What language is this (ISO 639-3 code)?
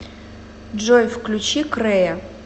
rus